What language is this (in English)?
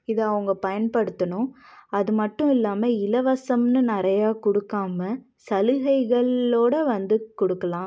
Tamil